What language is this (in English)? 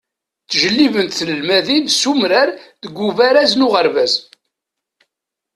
Kabyle